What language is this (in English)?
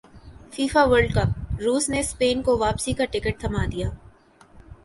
Urdu